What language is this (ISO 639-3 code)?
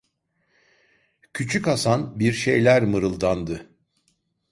tur